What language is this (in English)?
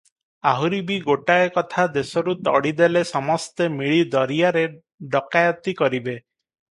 Odia